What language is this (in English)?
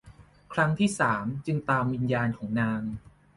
Thai